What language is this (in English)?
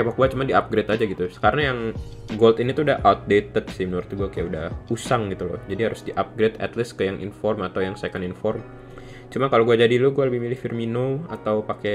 Indonesian